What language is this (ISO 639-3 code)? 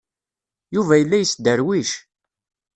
kab